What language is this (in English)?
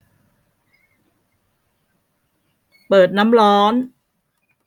Thai